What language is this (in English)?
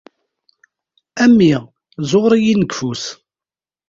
Kabyle